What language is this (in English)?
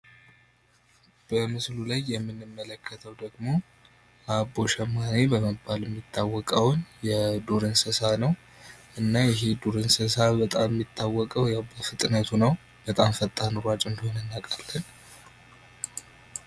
Amharic